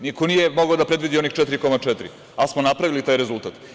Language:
Serbian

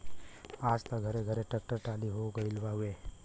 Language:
Bhojpuri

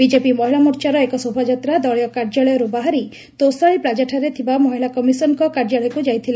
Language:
Odia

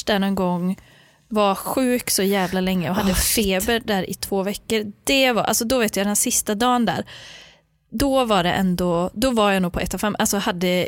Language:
Swedish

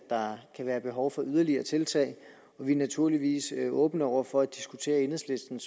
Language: Danish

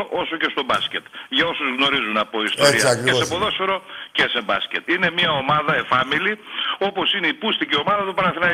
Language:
Greek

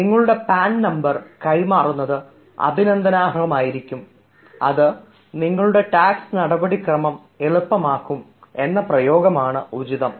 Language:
Malayalam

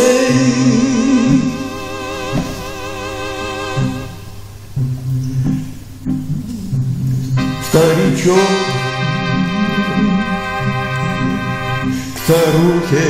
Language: Romanian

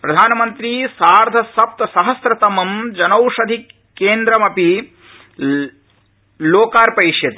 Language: Sanskrit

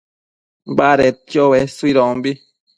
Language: Matsés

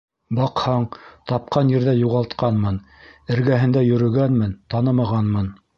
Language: Bashkir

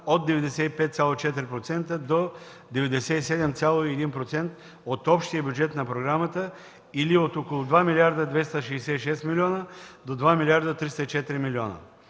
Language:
Bulgarian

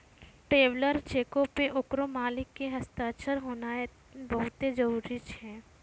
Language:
Maithili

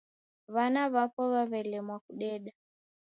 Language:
Taita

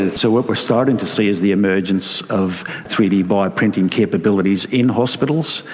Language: English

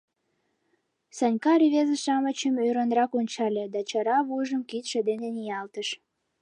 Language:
Mari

